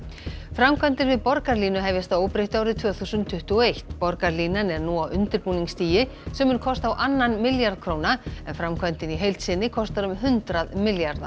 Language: Icelandic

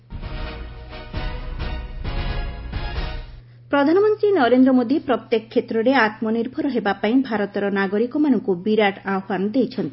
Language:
Odia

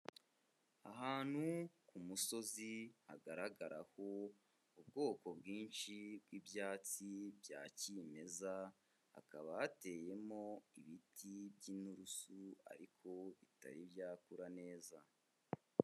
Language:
Kinyarwanda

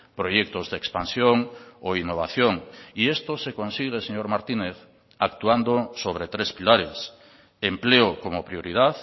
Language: Spanish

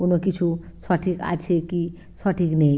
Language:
Bangla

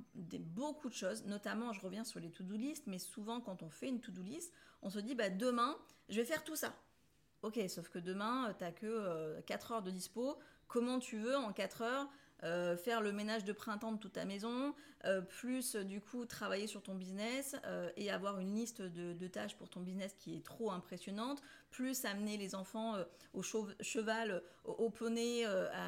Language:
French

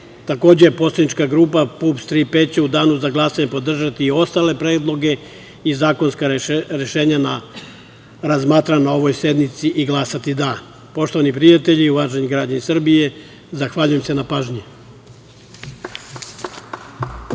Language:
Serbian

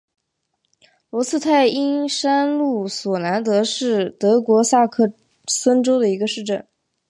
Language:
Chinese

